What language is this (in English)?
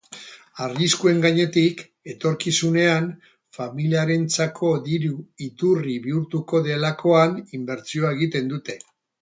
Basque